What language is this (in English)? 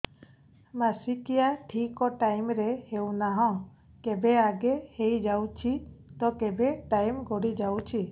Odia